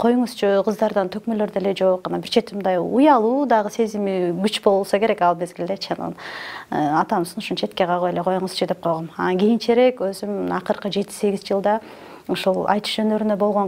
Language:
Turkish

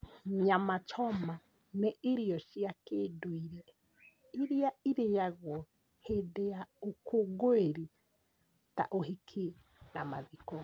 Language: Kikuyu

